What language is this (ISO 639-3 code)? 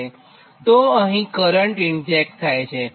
guj